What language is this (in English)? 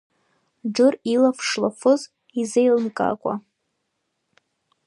Abkhazian